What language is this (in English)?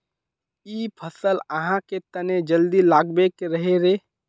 Magahi